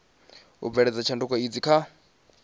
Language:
Venda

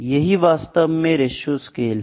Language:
Hindi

